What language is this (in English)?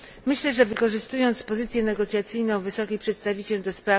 Polish